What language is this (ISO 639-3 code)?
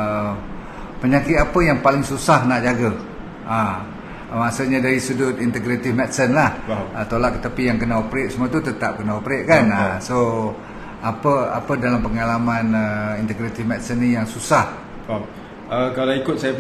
msa